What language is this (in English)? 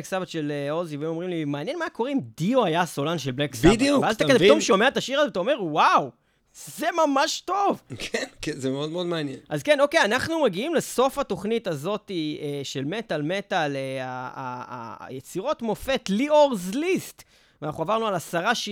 Hebrew